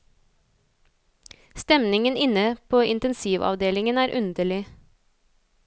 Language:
Norwegian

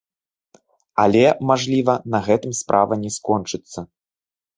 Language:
Belarusian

